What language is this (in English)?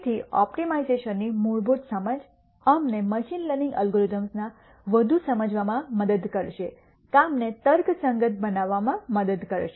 Gujarati